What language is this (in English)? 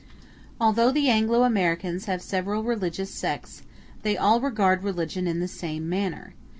English